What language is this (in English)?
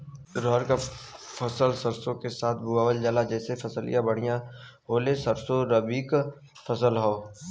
Bhojpuri